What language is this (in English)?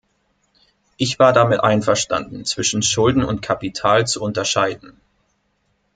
German